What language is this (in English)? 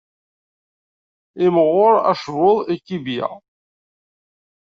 Kabyle